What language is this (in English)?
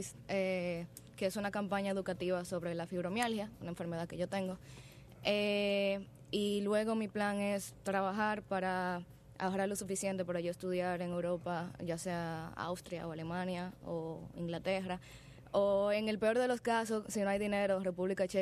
Spanish